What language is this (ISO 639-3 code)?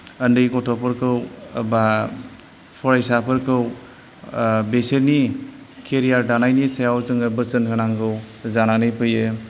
brx